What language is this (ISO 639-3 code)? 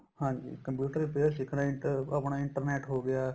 pan